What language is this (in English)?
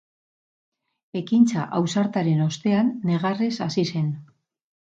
Basque